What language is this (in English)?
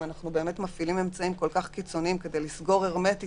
Hebrew